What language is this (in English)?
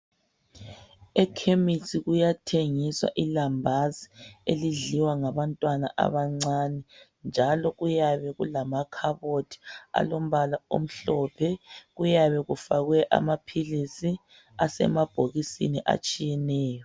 North Ndebele